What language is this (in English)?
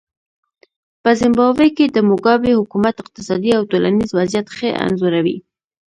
Pashto